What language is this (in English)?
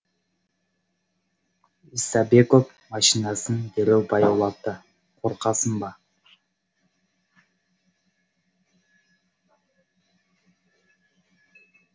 Kazakh